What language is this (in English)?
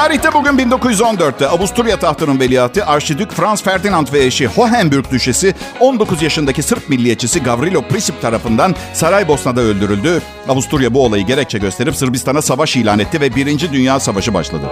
Turkish